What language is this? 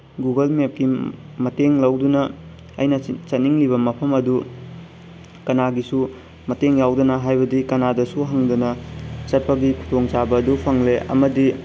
Manipuri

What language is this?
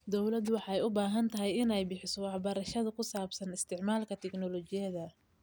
Somali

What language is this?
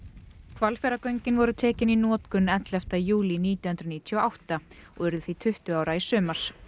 Icelandic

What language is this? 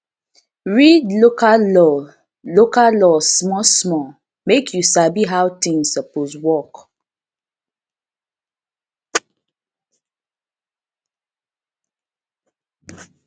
Nigerian Pidgin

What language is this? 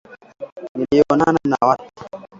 Swahili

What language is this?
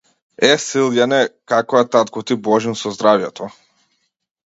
Macedonian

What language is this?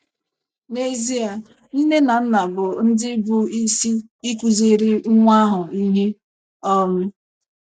Igbo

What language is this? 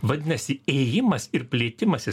Lithuanian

